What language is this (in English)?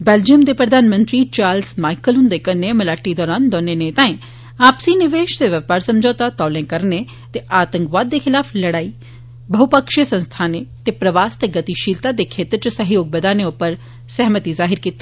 Dogri